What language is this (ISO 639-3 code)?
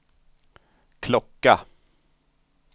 swe